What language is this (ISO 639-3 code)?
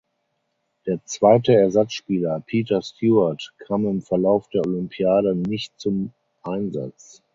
deu